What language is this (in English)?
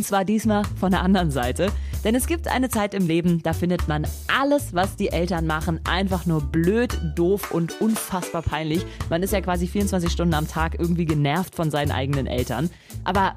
German